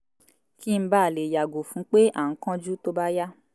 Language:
Yoruba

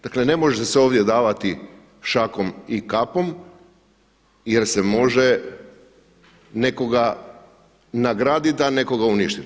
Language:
Croatian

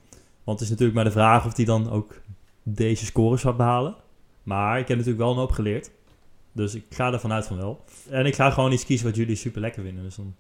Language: Dutch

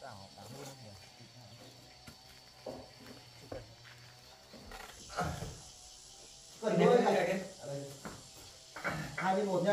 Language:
Vietnamese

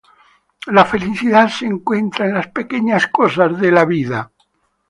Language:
Spanish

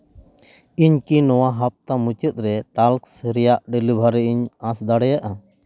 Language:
Santali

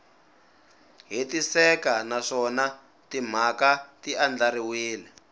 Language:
Tsonga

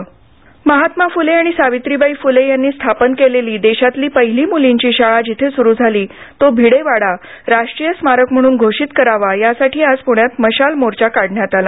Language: Marathi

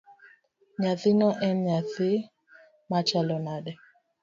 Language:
Luo (Kenya and Tanzania)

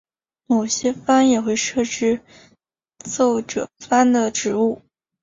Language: Chinese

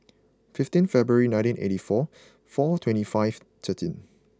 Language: English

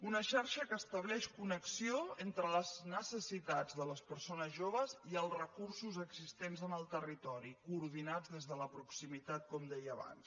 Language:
Catalan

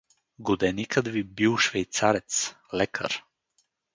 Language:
Bulgarian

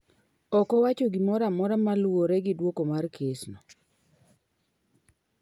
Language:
Luo (Kenya and Tanzania)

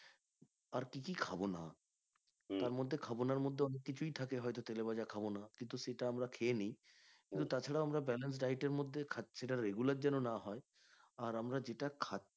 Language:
Bangla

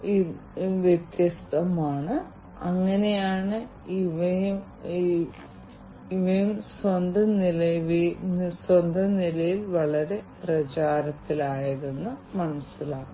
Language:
Malayalam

